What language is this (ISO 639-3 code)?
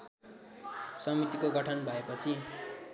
nep